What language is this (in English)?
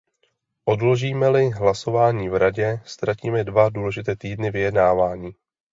Czech